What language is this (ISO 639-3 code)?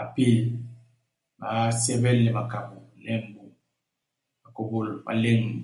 bas